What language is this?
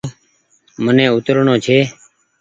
Goaria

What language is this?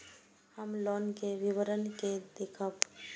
Maithili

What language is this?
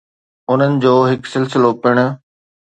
Sindhi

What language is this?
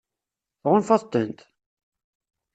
Kabyle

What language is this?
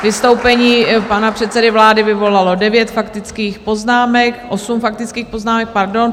Czech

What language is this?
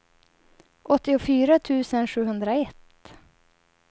Swedish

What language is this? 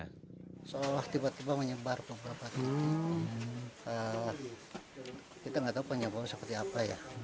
Indonesian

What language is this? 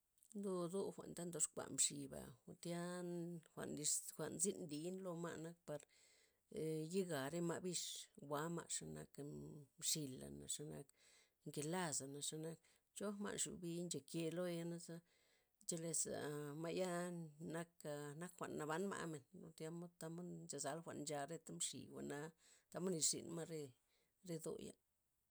Loxicha Zapotec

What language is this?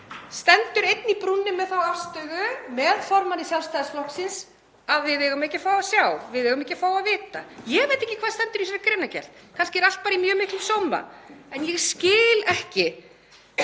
Icelandic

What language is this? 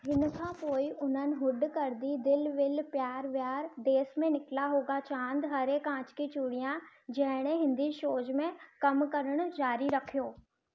Sindhi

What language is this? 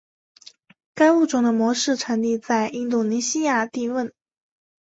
Chinese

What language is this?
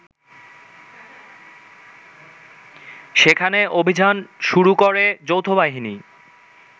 Bangla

